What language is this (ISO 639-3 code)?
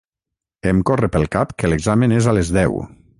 cat